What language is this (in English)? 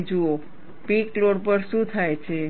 Gujarati